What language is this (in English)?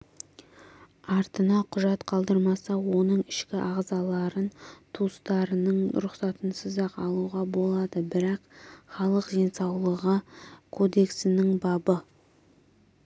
Kazakh